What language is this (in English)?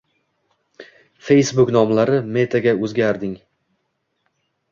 Uzbek